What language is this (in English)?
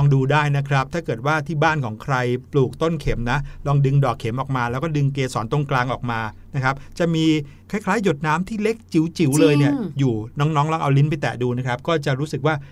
Thai